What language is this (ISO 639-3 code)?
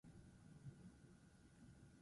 eus